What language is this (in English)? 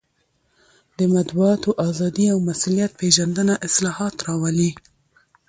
Pashto